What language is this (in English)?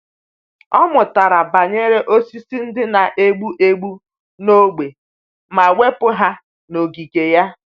Igbo